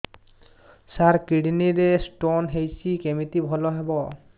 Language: Odia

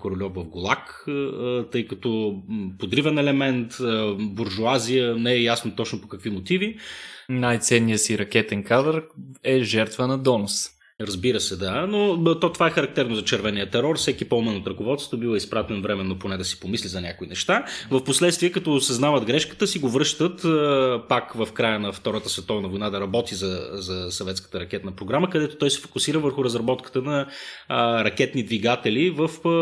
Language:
Bulgarian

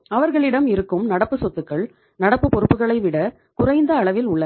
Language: Tamil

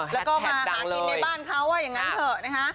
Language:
Thai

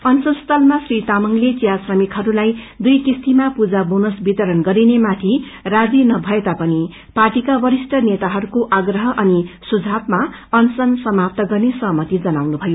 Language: Nepali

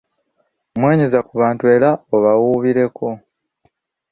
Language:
Ganda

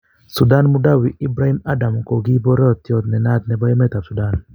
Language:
Kalenjin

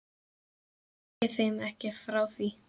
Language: Icelandic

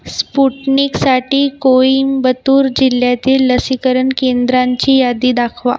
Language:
Marathi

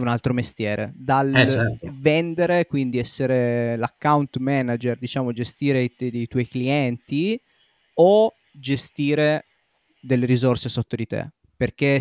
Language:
Italian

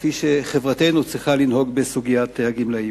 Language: Hebrew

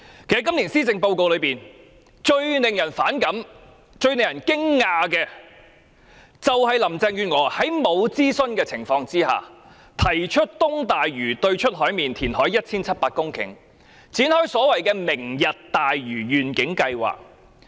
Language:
Cantonese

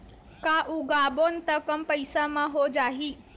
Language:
Chhattisgarhi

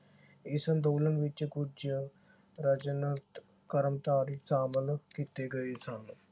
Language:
Punjabi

